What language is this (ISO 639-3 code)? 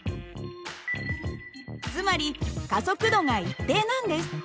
jpn